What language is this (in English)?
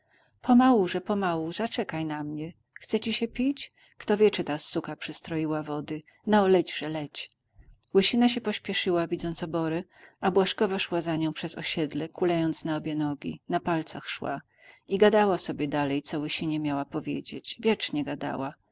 Polish